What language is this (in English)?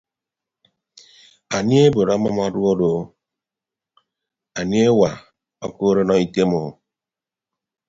Ibibio